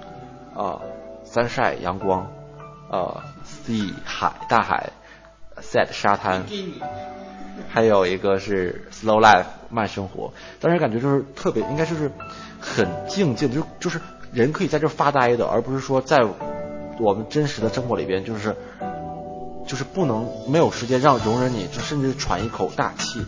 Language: Chinese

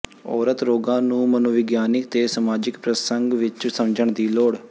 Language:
Punjabi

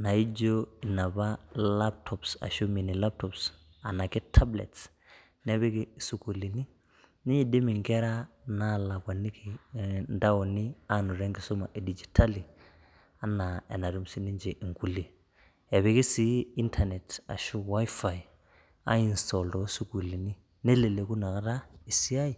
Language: Masai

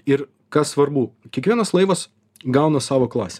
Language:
Lithuanian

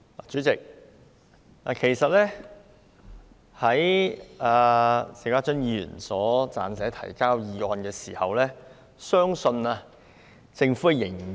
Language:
Cantonese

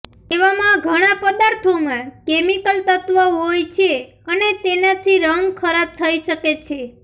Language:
Gujarati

